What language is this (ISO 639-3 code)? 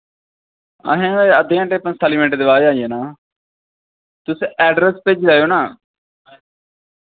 doi